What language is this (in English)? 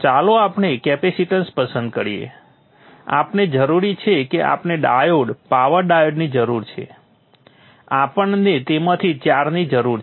Gujarati